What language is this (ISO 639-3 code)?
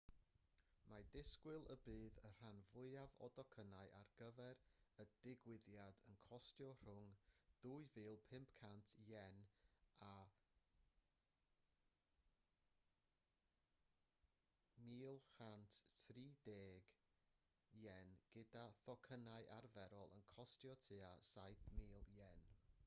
cym